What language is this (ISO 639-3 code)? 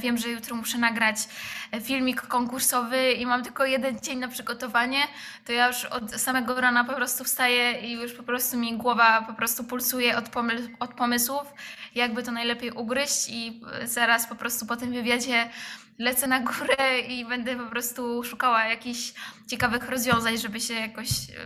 pol